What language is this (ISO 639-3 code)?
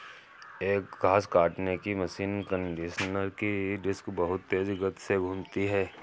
hin